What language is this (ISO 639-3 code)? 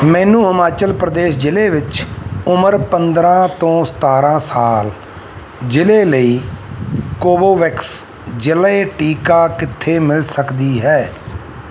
pan